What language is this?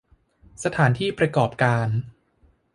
Thai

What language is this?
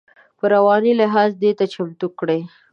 Pashto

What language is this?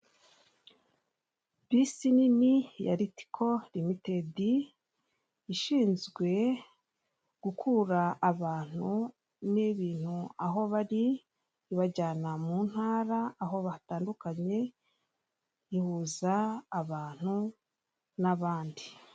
Kinyarwanda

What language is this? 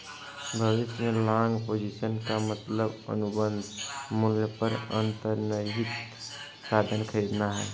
Hindi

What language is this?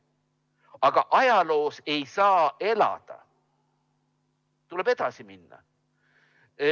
Estonian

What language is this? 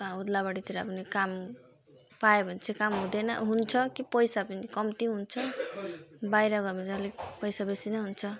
Nepali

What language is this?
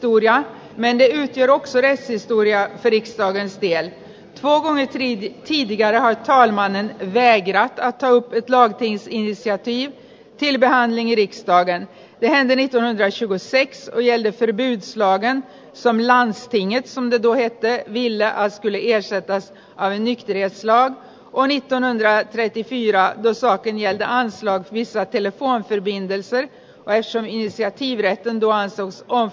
Finnish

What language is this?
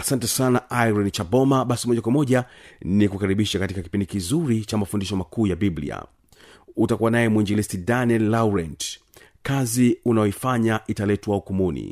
Swahili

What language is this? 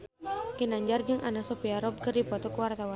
Sundanese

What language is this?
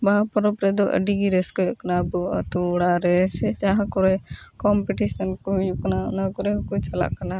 Santali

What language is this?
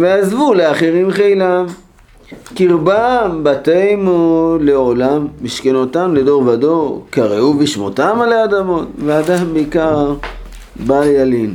Hebrew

